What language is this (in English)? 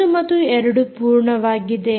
Kannada